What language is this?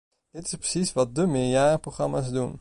Dutch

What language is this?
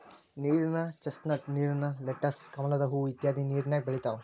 Kannada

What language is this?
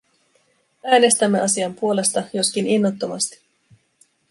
Finnish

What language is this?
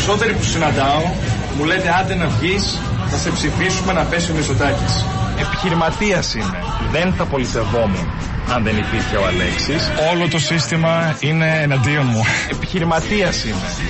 Greek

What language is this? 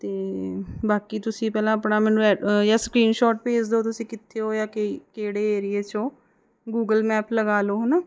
Punjabi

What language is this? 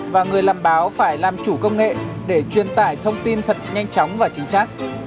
Vietnamese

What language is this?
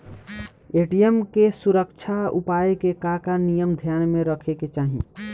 Bhojpuri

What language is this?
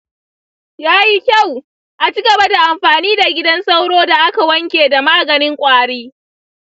Hausa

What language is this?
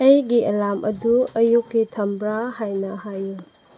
Manipuri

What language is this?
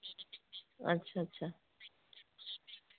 Hindi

